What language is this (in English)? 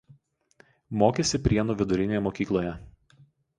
Lithuanian